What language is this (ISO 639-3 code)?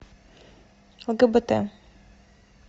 rus